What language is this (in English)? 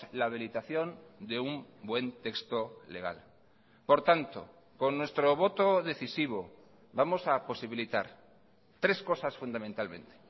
Spanish